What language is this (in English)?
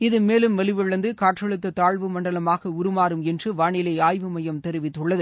Tamil